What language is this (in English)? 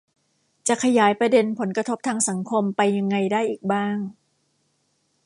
Thai